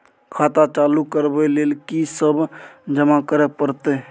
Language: Maithili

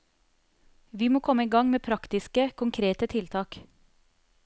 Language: Norwegian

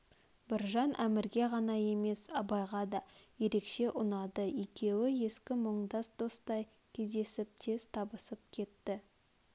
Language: Kazakh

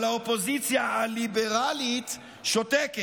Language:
Hebrew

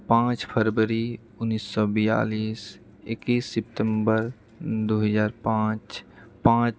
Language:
Maithili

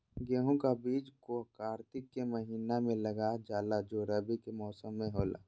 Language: Magahi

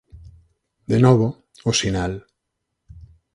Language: Galician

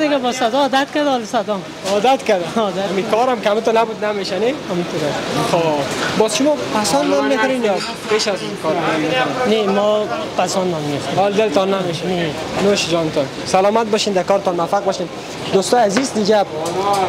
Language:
Persian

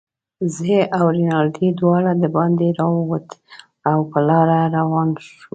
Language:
Pashto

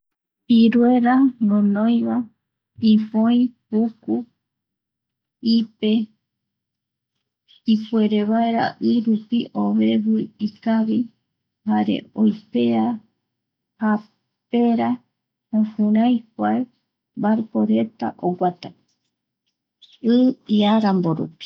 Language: Eastern Bolivian Guaraní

